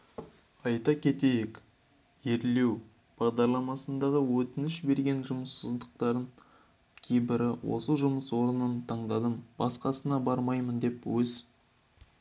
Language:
Kazakh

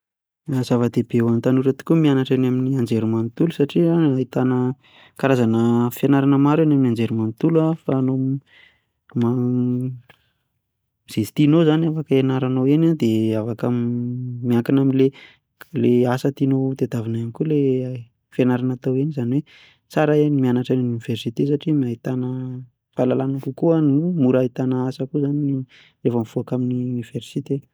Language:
Malagasy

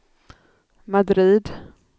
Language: Swedish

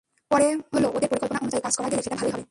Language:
Bangla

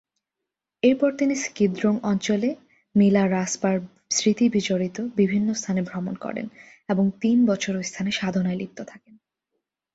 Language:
Bangla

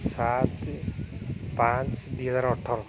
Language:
Odia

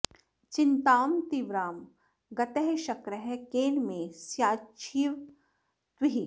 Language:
Sanskrit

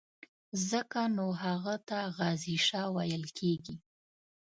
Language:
Pashto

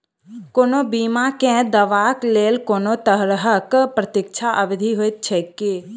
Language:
Maithili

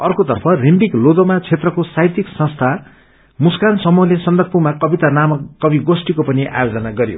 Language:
Nepali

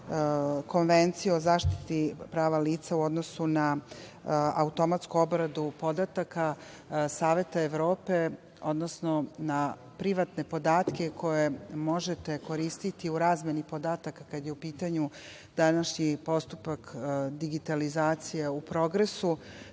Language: Serbian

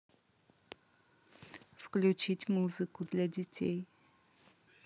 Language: Russian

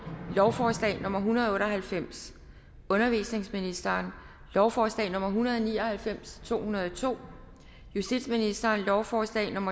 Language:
Danish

